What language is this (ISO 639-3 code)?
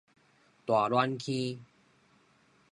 nan